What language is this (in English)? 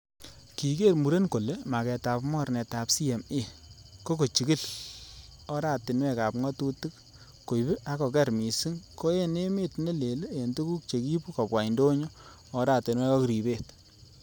Kalenjin